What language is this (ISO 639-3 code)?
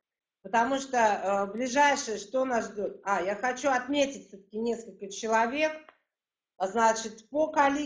rus